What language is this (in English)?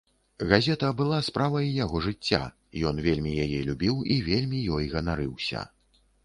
Belarusian